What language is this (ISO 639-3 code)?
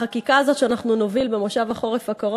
heb